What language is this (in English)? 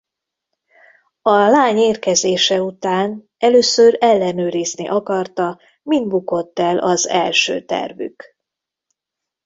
Hungarian